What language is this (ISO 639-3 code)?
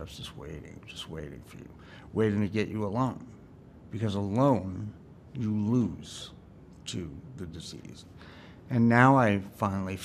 eng